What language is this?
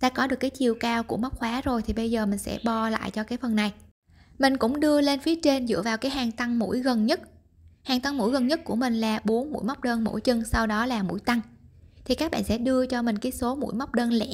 Vietnamese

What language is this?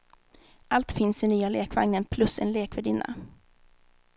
Swedish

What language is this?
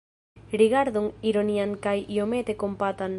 Esperanto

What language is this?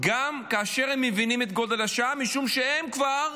Hebrew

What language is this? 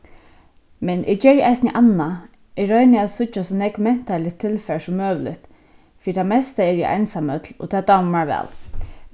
Faroese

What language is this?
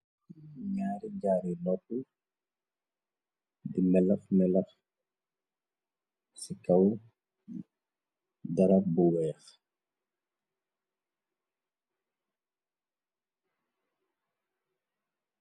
Wolof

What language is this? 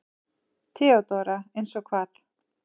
Icelandic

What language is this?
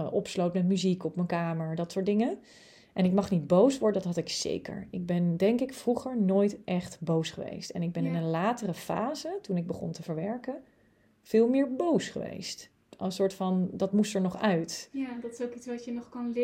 Dutch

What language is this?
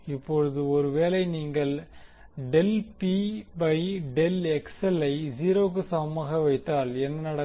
Tamil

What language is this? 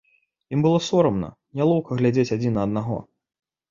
Belarusian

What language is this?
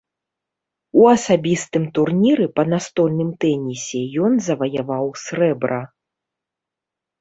Belarusian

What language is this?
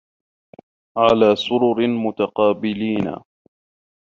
Arabic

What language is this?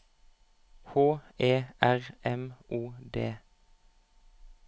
Norwegian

